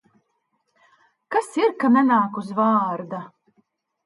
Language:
Latvian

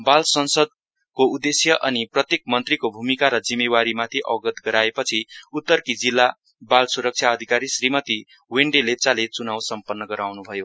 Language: Nepali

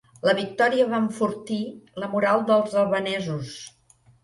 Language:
Catalan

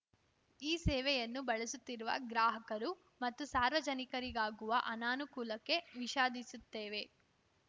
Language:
Kannada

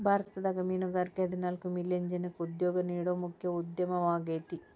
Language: Kannada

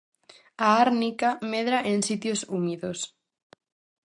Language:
Galician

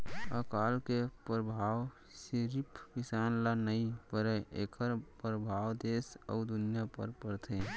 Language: Chhattisgarhi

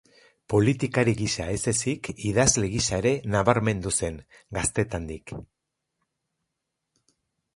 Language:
Basque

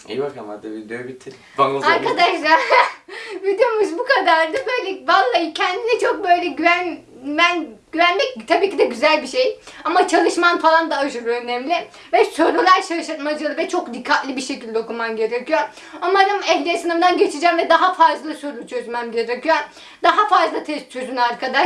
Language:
Turkish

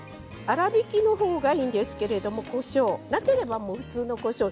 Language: Japanese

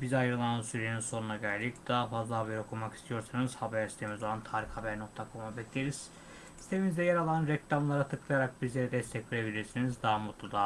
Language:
Turkish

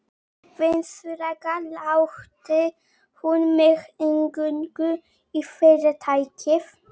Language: Icelandic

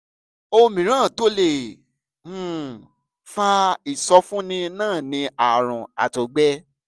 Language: Yoruba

